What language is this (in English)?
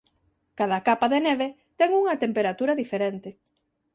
Galician